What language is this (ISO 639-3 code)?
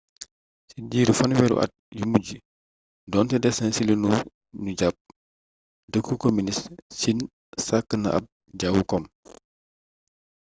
wol